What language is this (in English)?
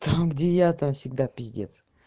Russian